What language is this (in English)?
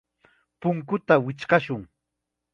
Chiquián Ancash Quechua